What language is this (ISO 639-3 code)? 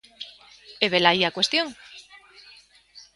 glg